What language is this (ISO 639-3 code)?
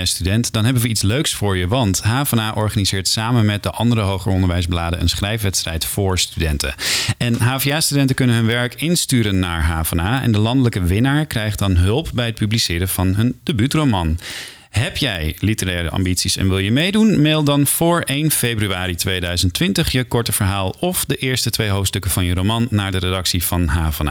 nld